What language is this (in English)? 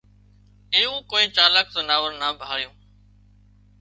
Wadiyara Koli